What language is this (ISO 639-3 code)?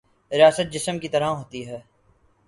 urd